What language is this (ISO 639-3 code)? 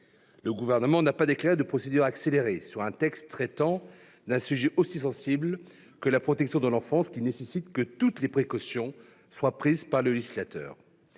fra